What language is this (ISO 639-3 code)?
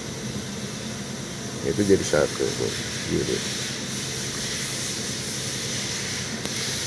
ind